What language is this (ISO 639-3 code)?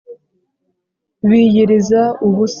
kin